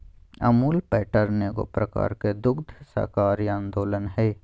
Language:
Magahi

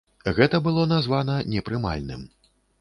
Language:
Belarusian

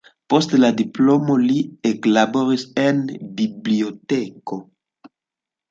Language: Esperanto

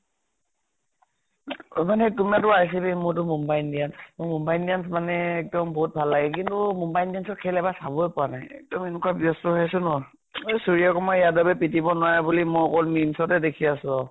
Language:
Assamese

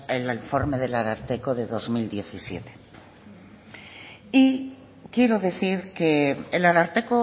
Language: Spanish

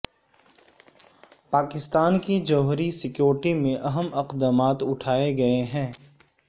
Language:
Urdu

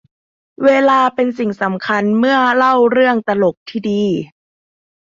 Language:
Thai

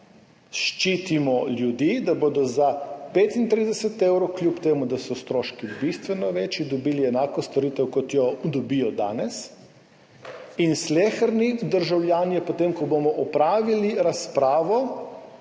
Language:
Slovenian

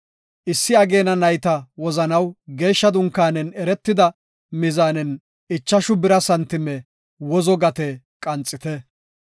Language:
Gofa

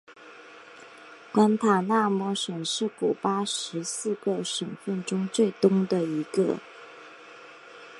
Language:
Chinese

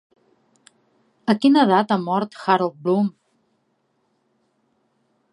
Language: Catalan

